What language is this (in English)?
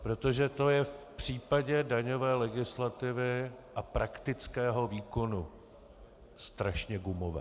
Czech